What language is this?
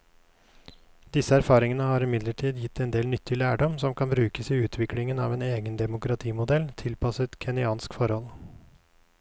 Norwegian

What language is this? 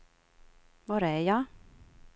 Swedish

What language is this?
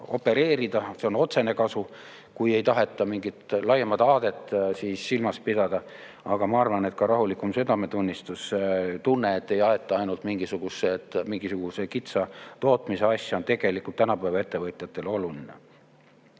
Estonian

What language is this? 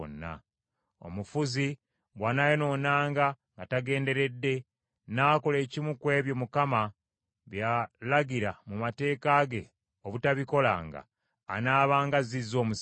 Ganda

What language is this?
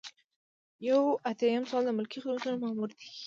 Pashto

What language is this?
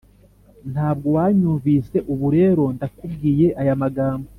Kinyarwanda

